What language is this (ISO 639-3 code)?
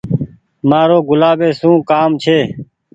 gig